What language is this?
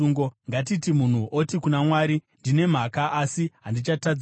Shona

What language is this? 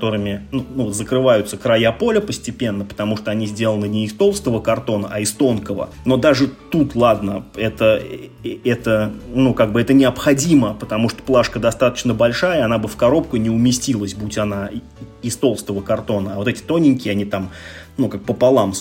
Russian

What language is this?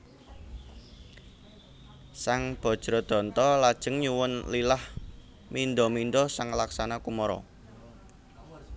Javanese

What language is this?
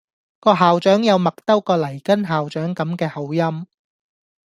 Cantonese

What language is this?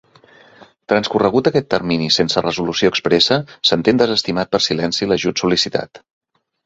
Catalan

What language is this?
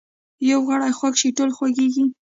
Pashto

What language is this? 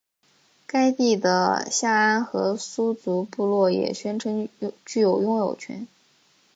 Chinese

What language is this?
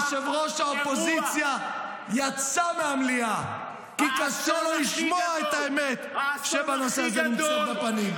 Hebrew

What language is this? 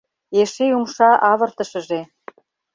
Mari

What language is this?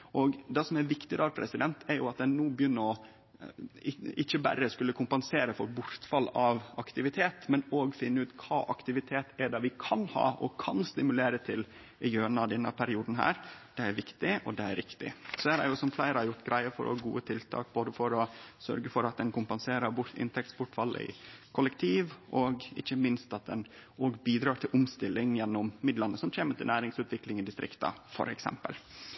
Norwegian Nynorsk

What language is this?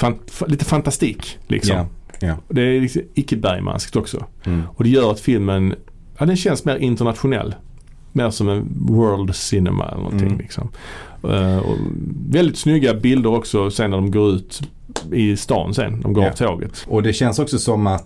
Swedish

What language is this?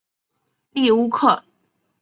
Chinese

